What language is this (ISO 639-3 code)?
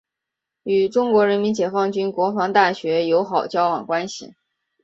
zho